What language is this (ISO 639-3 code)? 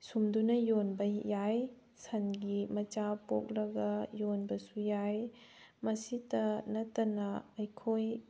mni